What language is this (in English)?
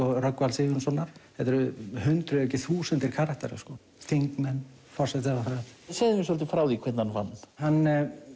Icelandic